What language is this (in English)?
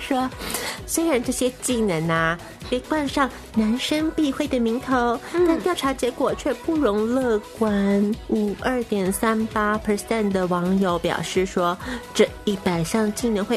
Chinese